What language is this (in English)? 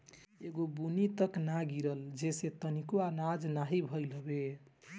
Bhojpuri